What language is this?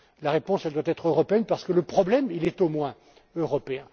French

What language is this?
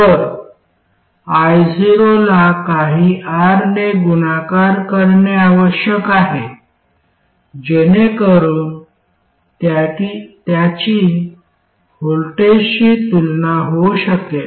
Marathi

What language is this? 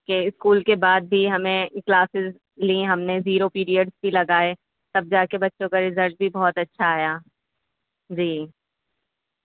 Urdu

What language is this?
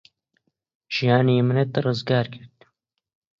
Central Kurdish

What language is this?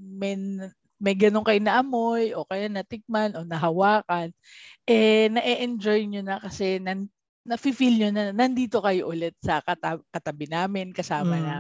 Filipino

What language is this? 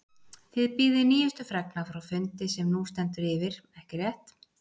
Icelandic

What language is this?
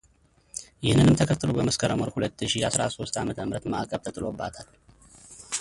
Amharic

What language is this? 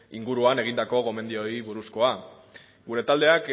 Basque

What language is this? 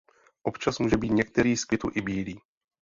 Czech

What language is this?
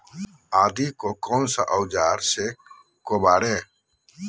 Magahi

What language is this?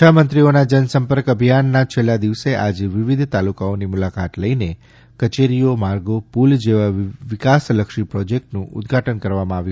Gujarati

